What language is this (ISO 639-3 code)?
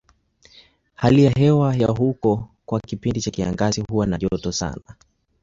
swa